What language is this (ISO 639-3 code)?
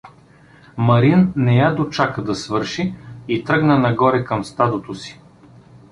bul